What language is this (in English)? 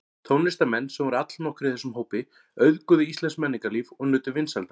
Icelandic